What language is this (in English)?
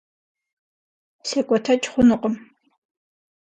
Kabardian